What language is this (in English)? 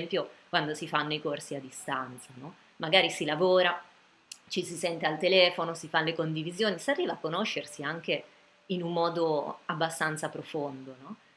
Italian